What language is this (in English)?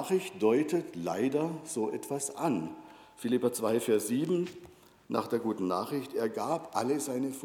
German